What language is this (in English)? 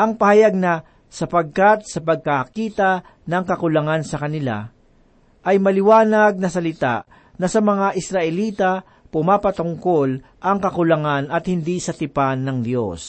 Filipino